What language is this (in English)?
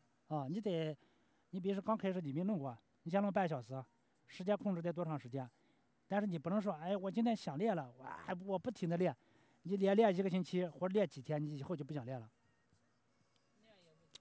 Chinese